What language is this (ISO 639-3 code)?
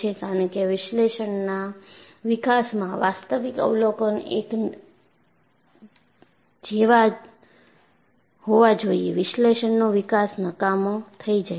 guj